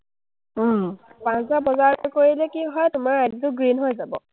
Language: Assamese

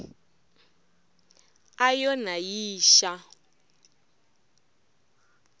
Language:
Tsonga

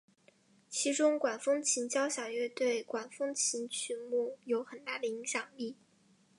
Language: Chinese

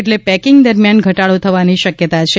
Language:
Gujarati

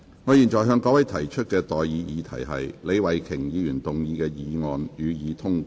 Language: Cantonese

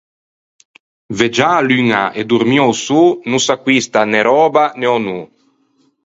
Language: Ligurian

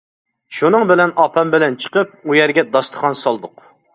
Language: Uyghur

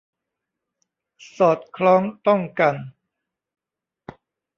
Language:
Thai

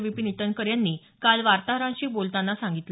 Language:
Marathi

